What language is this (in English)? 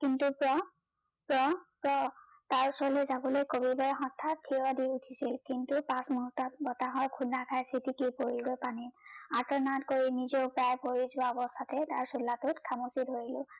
Assamese